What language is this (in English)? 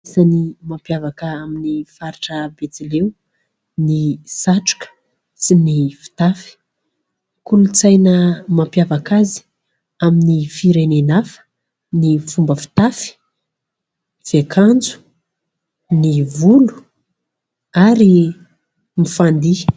Malagasy